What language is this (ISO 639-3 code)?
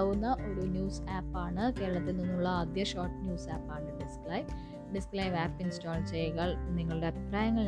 mal